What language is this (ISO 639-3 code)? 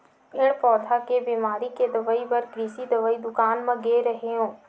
hne